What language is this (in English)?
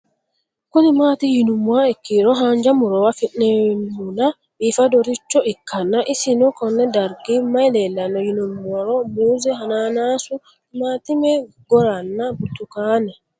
Sidamo